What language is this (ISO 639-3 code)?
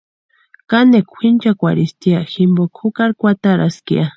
pua